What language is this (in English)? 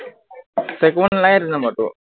Assamese